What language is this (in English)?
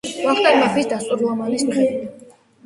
Georgian